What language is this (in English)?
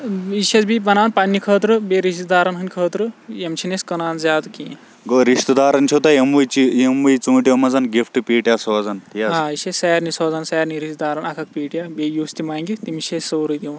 Kashmiri